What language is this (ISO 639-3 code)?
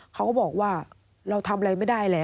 tha